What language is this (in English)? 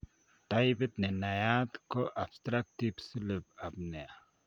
Kalenjin